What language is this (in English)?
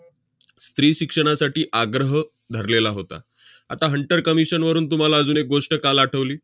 Marathi